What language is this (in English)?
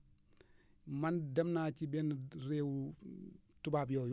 Wolof